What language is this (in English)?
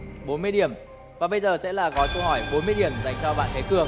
Vietnamese